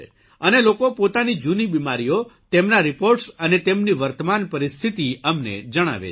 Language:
Gujarati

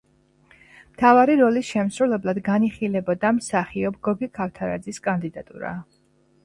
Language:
Georgian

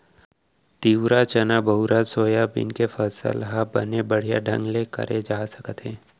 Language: Chhattisgarhi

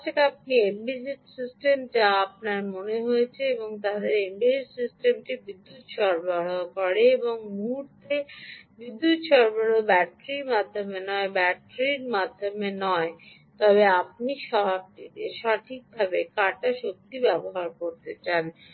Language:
Bangla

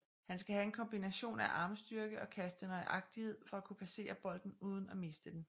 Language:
Danish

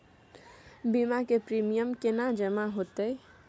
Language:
Maithili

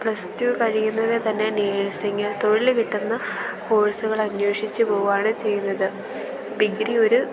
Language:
Malayalam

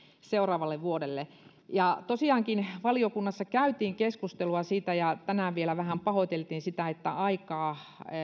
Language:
Finnish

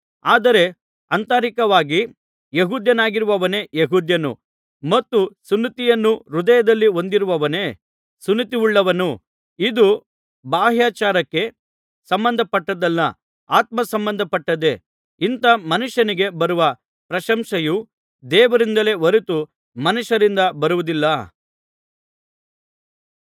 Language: Kannada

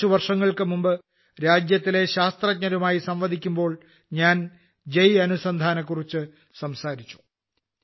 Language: Malayalam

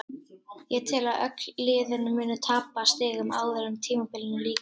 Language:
Icelandic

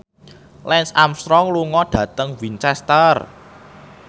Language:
Javanese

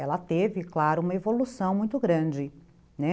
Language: Portuguese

